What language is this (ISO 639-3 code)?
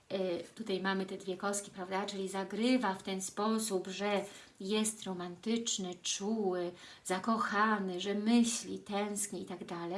pol